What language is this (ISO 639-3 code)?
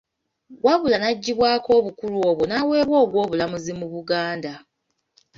lug